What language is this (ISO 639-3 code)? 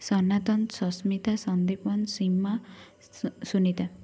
ori